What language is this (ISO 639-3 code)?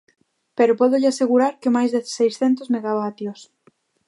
glg